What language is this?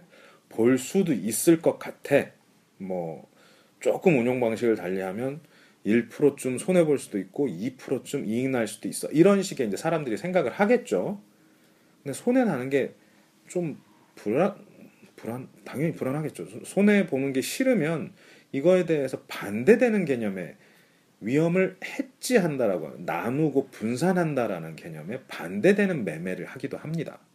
Korean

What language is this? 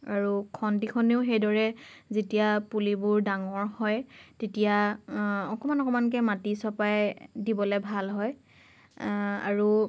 Assamese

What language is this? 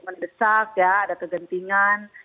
Indonesian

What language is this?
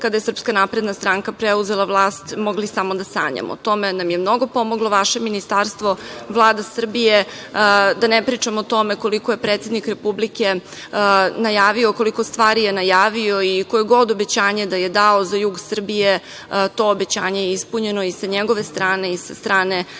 Serbian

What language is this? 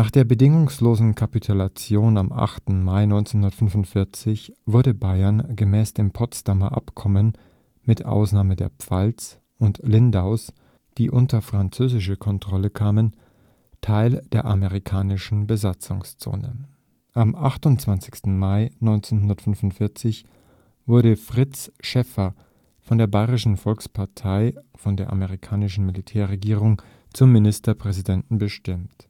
German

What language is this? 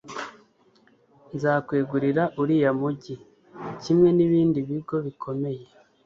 Kinyarwanda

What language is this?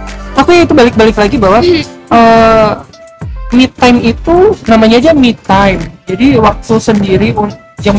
Indonesian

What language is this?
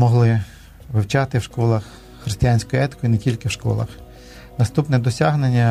Ukrainian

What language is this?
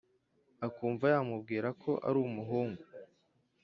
Kinyarwanda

